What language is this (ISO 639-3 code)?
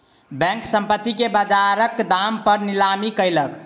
mai